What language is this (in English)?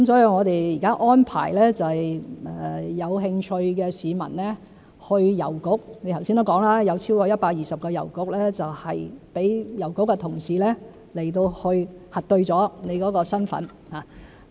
Cantonese